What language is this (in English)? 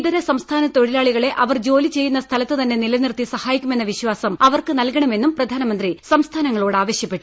Malayalam